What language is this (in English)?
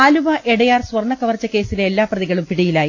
Malayalam